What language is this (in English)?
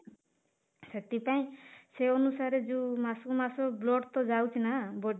Odia